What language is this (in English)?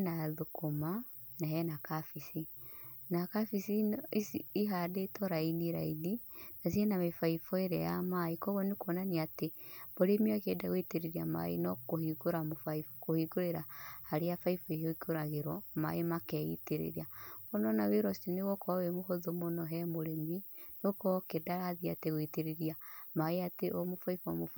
Kikuyu